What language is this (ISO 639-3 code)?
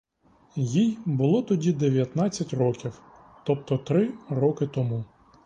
ukr